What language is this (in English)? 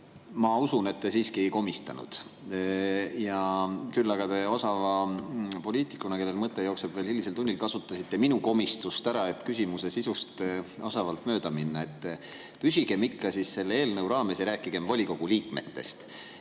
Estonian